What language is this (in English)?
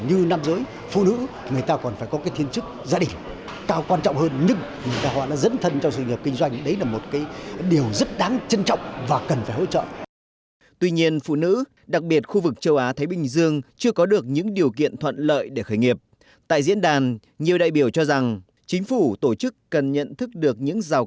Vietnamese